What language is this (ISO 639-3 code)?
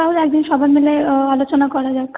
ben